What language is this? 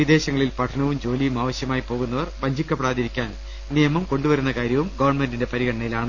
Malayalam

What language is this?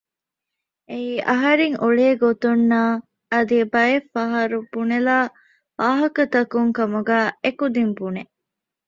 Divehi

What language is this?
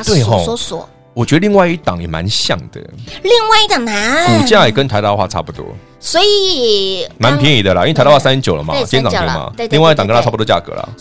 Chinese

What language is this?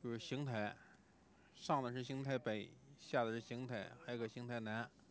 Chinese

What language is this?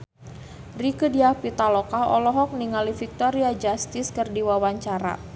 Sundanese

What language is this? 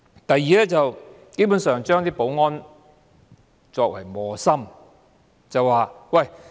Cantonese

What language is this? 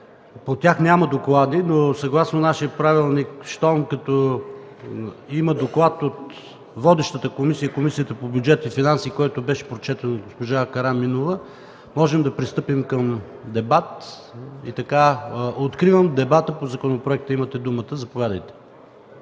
Bulgarian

